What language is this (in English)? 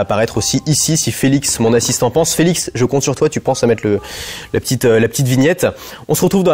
French